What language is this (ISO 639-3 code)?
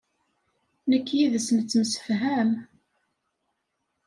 kab